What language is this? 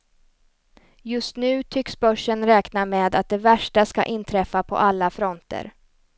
Swedish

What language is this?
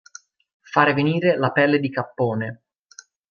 Italian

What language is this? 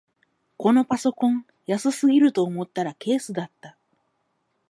Japanese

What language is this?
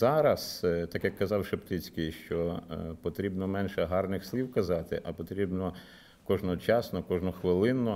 Ukrainian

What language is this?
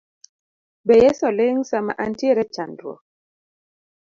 Luo (Kenya and Tanzania)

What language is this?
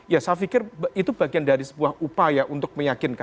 Indonesian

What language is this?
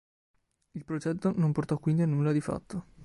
Italian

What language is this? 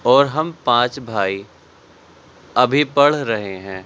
Urdu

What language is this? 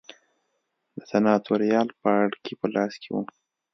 Pashto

